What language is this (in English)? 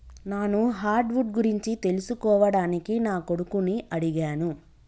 Telugu